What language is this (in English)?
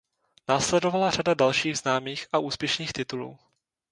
Czech